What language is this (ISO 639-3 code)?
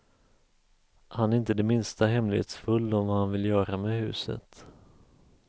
swe